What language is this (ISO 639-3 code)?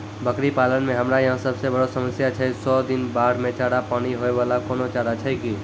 mai